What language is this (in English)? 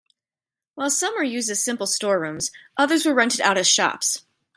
English